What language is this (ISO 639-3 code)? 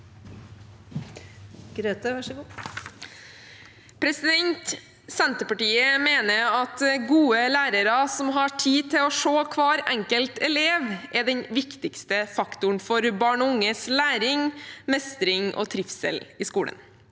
nor